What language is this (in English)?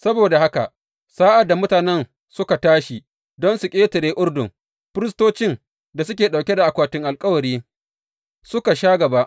Hausa